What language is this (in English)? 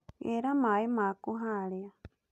Kikuyu